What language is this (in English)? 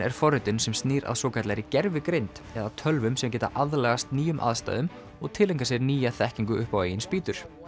Icelandic